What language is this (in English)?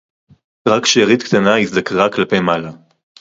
Hebrew